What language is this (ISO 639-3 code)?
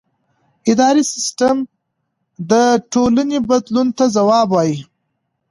pus